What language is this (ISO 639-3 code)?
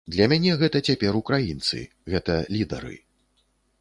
bel